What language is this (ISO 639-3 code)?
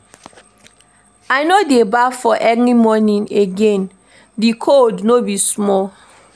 pcm